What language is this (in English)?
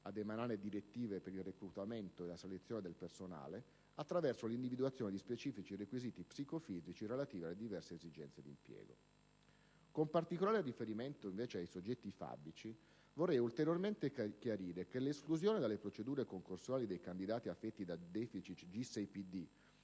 Italian